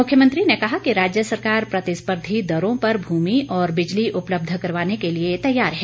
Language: Hindi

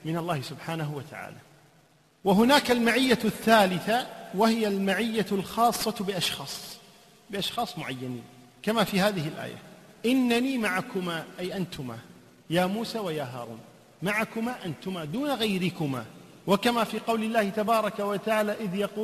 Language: Arabic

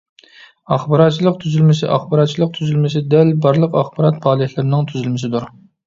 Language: Uyghur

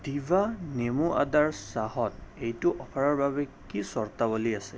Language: Assamese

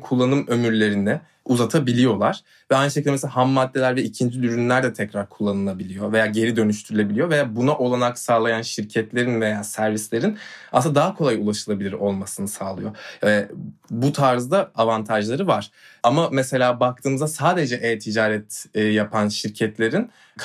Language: Turkish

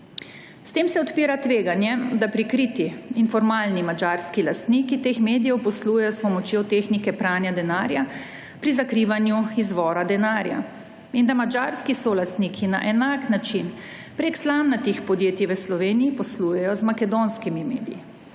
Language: Slovenian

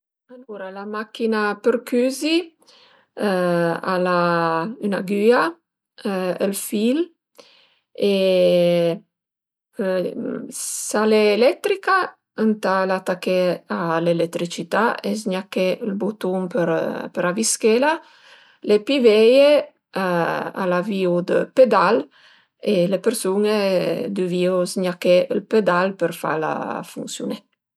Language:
Piedmontese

